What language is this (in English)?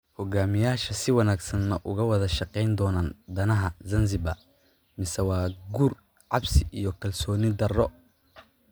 Somali